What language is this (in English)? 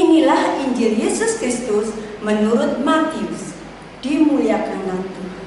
Indonesian